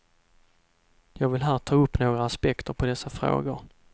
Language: Swedish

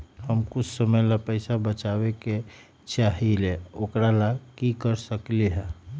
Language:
Magahi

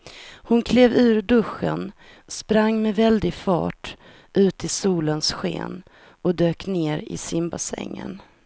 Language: Swedish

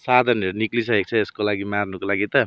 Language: Nepali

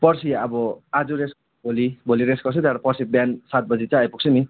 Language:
Nepali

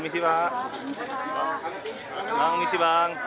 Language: Indonesian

